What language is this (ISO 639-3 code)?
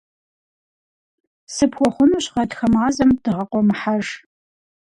kbd